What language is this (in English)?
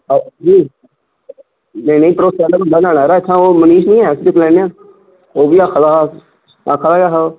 Dogri